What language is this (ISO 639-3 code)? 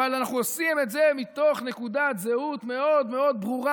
heb